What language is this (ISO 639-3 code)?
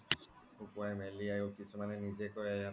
asm